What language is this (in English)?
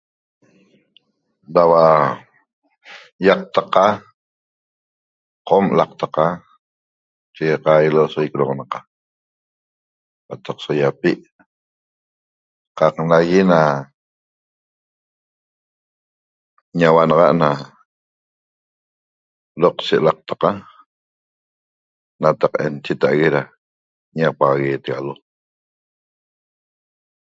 Toba